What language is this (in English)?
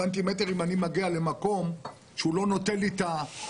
Hebrew